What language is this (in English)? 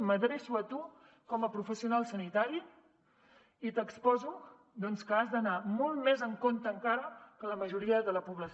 Catalan